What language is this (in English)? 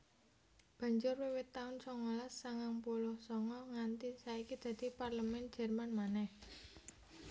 Javanese